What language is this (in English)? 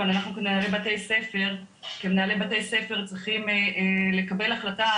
Hebrew